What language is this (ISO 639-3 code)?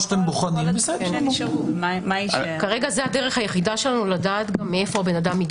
heb